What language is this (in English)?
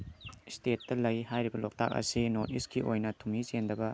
Manipuri